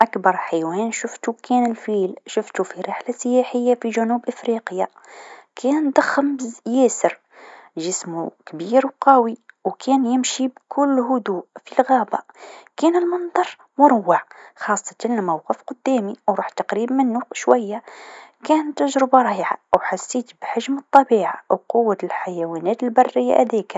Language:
Tunisian Arabic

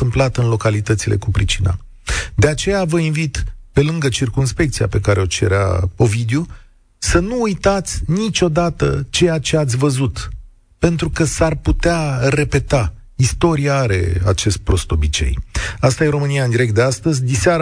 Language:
Romanian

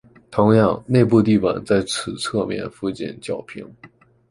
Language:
Chinese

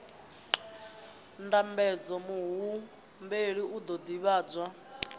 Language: Venda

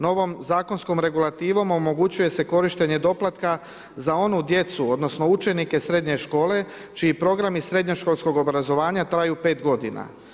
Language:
Croatian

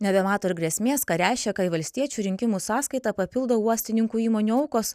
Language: Lithuanian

